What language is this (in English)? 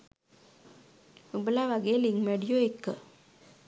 Sinhala